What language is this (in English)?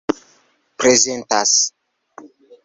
Esperanto